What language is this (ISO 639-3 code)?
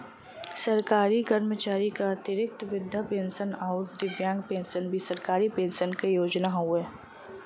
bho